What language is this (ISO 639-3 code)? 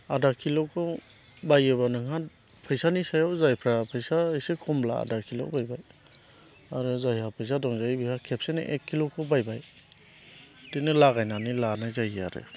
brx